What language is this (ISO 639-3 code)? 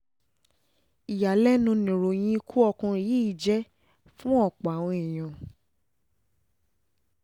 yor